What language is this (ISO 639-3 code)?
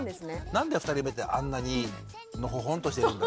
jpn